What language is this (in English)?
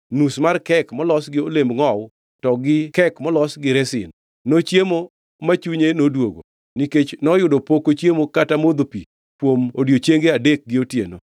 Luo (Kenya and Tanzania)